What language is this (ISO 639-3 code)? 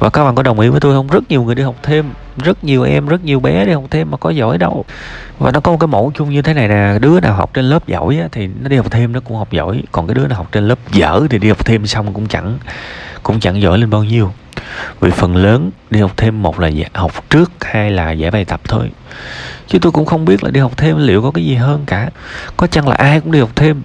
vie